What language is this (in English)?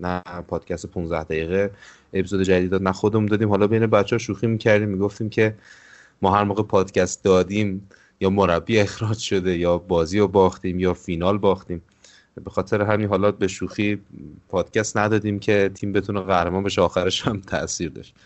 Persian